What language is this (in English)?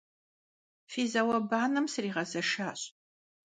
Kabardian